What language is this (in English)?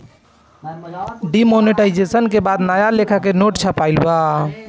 Bhojpuri